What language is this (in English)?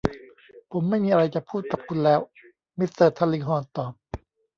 Thai